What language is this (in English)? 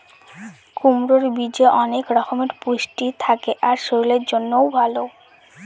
Bangla